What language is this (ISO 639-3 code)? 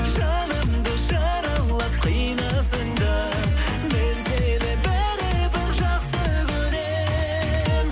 kaz